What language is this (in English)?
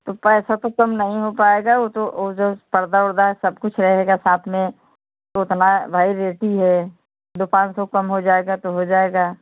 Hindi